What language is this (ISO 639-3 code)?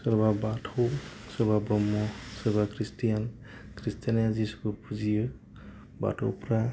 brx